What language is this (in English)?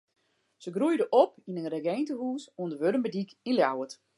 Western Frisian